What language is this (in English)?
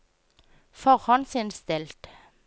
Norwegian